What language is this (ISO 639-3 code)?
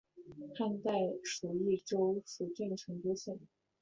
zho